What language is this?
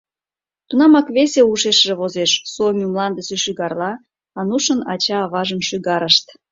Mari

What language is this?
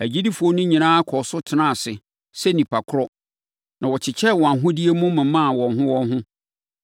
Akan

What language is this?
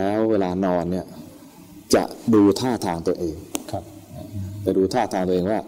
Thai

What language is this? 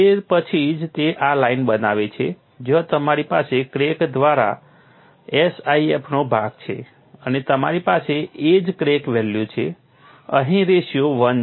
Gujarati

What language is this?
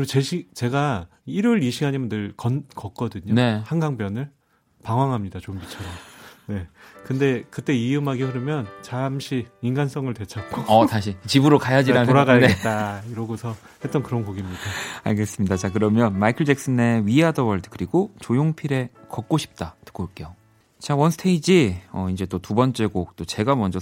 Korean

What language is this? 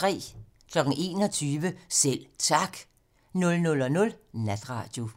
Danish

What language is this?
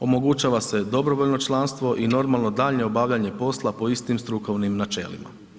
Croatian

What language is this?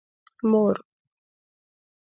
Pashto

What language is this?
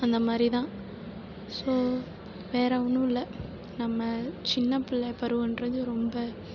Tamil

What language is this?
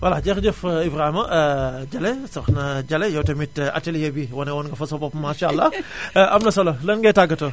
Wolof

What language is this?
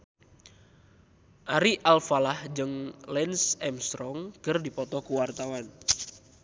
Sundanese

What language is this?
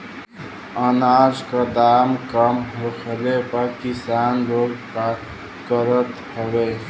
Bhojpuri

